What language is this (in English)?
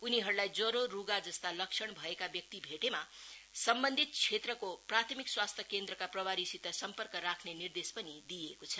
Nepali